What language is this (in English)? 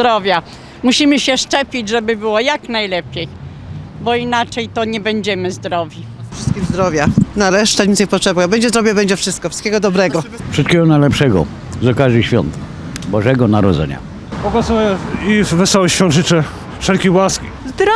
Polish